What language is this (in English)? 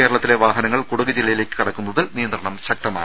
Malayalam